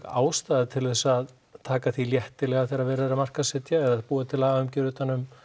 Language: Icelandic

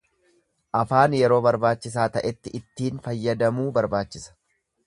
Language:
Oromo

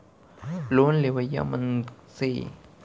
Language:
Chhattisgarhi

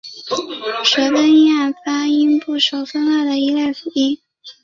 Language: Chinese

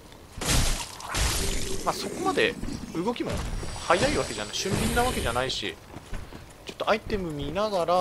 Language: Japanese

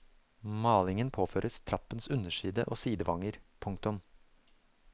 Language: Norwegian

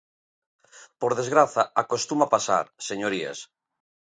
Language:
Galician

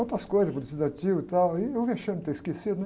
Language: Portuguese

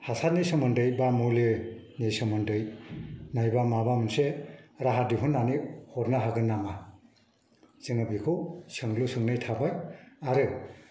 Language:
Bodo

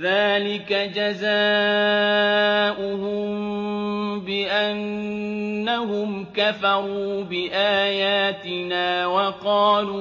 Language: Arabic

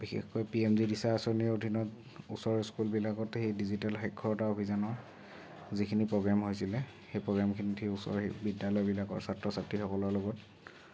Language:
Assamese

